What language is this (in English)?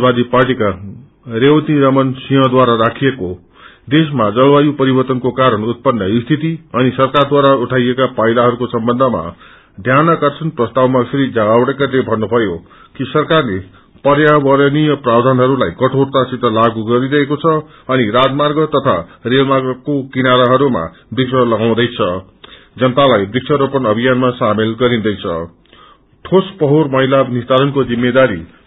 Nepali